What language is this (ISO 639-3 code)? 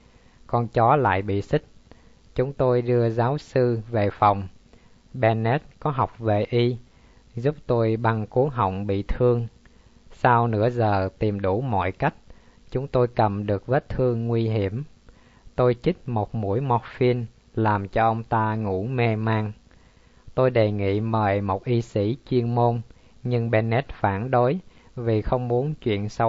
vie